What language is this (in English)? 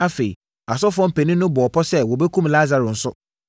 Akan